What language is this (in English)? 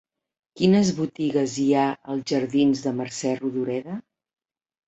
Catalan